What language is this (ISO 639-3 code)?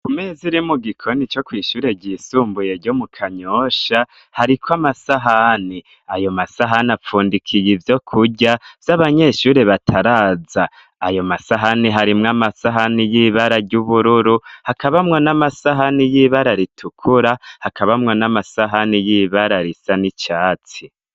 run